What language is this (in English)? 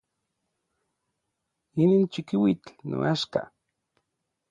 Orizaba Nahuatl